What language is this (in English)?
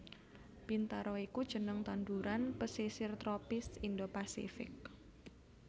Javanese